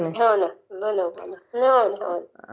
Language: Marathi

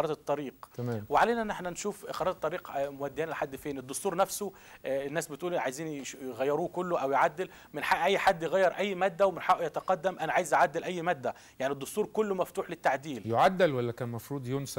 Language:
Arabic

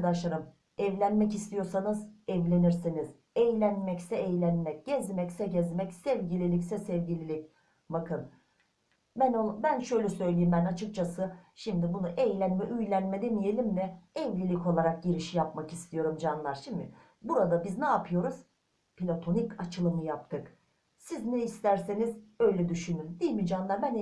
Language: Turkish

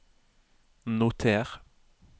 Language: Norwegian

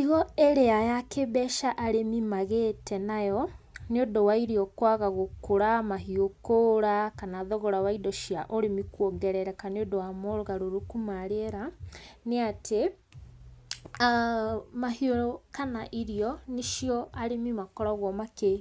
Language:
Kikuyu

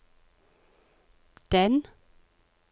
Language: Norwegian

